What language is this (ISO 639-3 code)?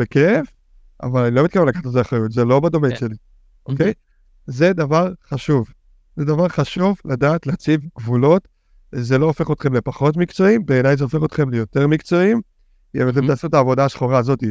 heb